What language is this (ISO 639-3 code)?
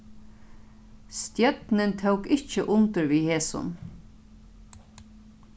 fao